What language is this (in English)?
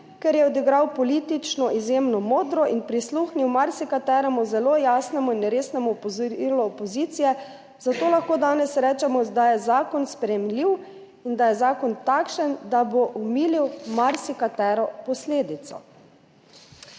Slovenian